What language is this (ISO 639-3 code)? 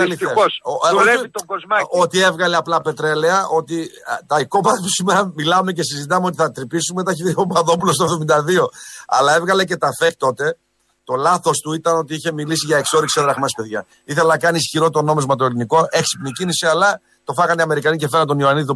ell